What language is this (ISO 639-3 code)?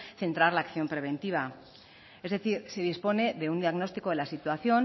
spa